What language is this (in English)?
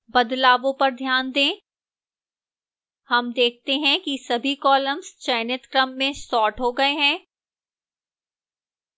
Hindi